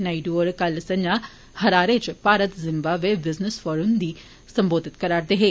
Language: Dogri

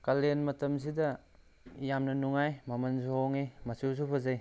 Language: Manipuri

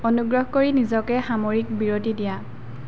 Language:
Assamese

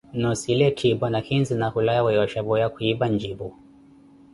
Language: Koti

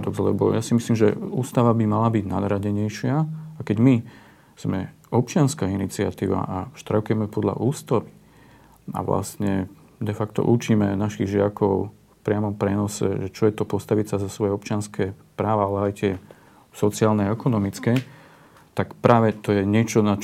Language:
Slovak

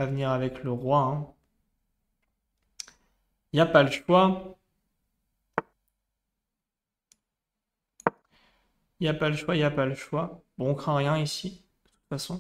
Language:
French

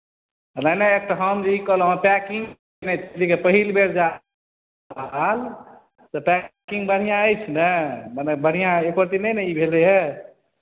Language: Maithili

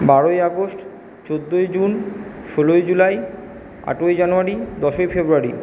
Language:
Bangla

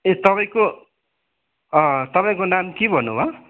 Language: Nepali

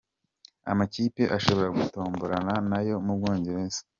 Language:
Kinyarwanda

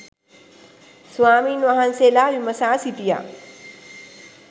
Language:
Sinhala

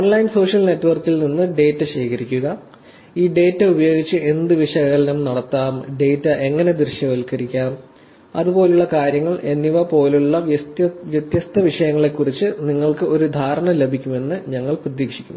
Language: Malayalam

